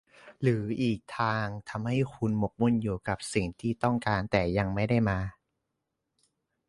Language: Thai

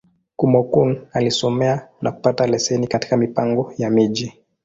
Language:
Swahili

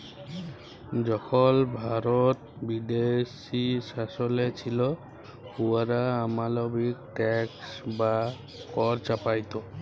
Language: Bangla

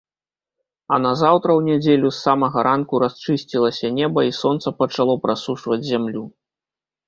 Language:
Belarusian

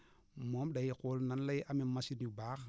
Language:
Wolof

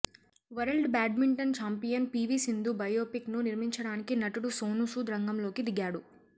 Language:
Telugu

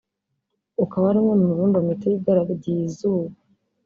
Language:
Kinyarwanda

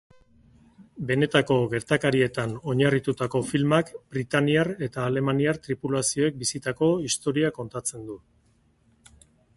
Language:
Basque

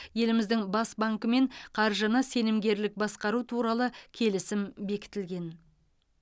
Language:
Kazakh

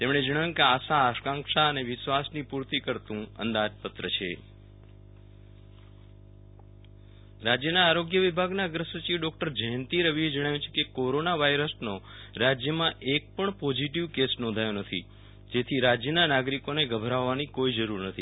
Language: Gujarati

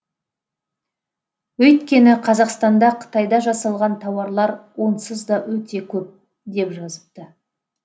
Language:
Kazakh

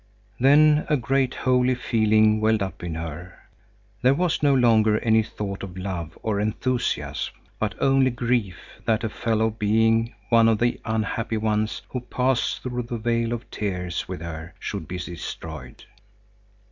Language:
English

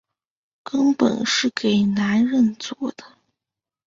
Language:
Chinese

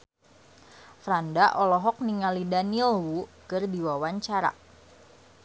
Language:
Sundanese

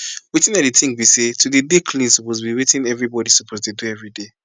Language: Nigerian Pidgin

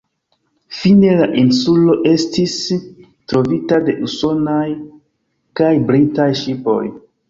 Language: Esperanto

